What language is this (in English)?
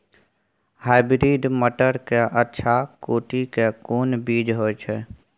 Maithili